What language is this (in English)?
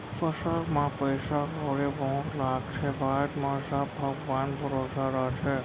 Chhattisgarhi